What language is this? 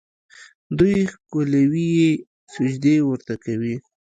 Pashto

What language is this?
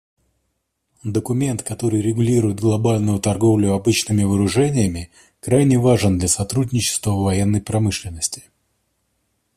Russian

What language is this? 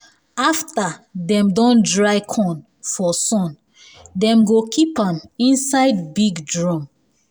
Nigerian Pidgin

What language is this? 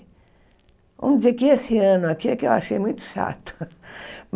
Portuguese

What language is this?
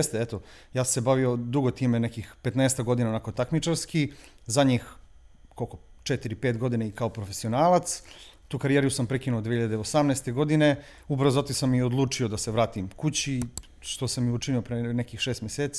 Croatian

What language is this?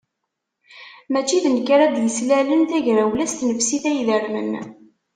Kabyle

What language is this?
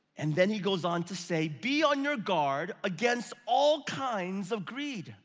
English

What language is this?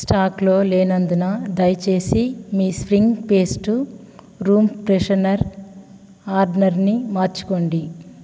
Telugu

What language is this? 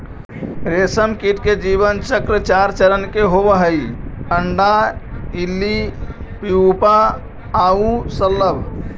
Magahi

